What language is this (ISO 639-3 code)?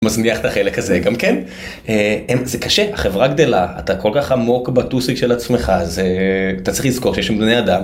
heb